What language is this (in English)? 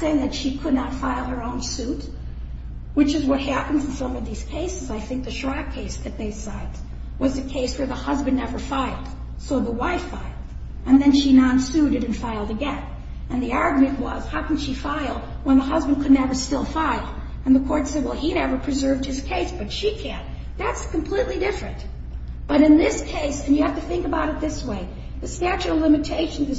English